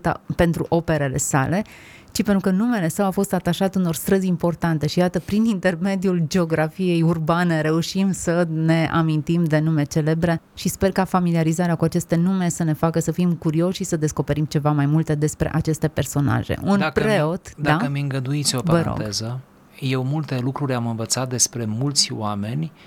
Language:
Romanian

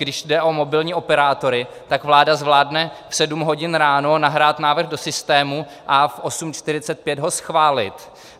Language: Czech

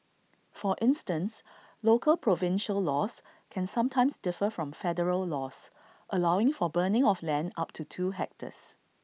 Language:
English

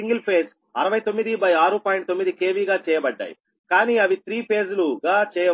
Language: Telugu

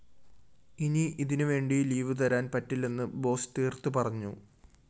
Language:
Malayalam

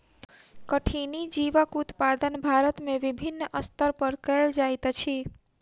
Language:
Maithili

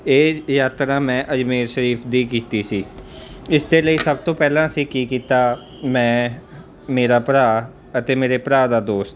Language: Punjabi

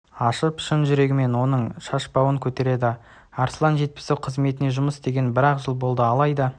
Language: Kazakh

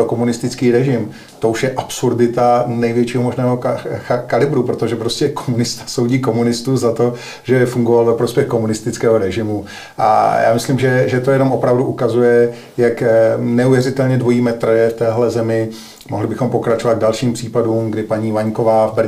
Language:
Czech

